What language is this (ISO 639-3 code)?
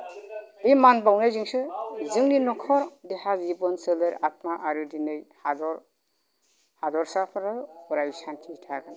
brx